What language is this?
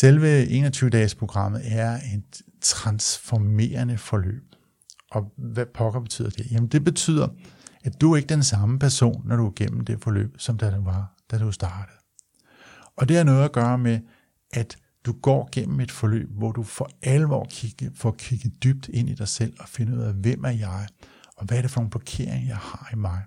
Danish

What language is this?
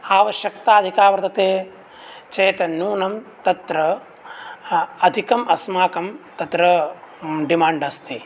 Sanskrit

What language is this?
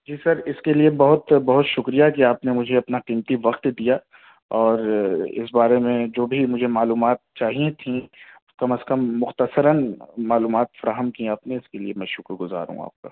Urdu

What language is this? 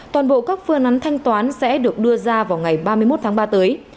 Vietnamese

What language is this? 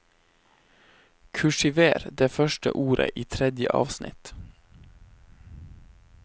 Norwegian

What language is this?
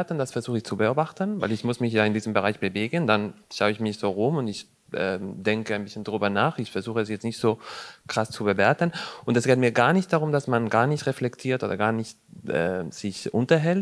German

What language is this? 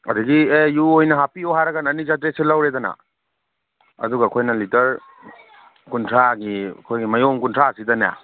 Manipuri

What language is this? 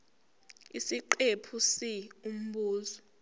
Zulu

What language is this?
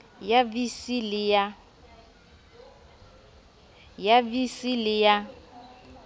Southern Sotho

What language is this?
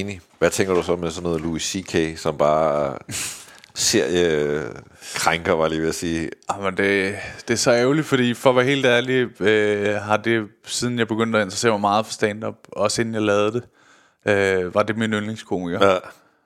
Danish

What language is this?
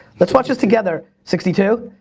English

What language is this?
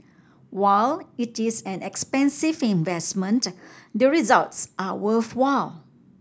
English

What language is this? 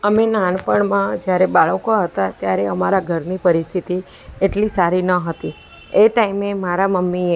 Gujarati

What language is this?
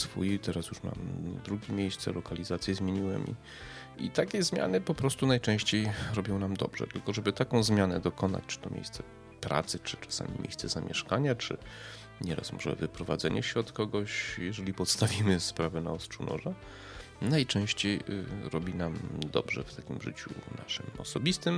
Polish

